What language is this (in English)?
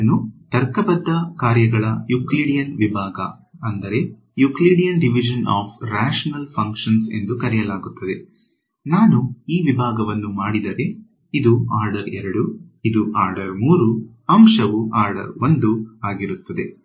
Kannada